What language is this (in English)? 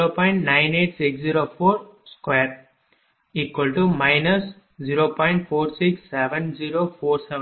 Tamil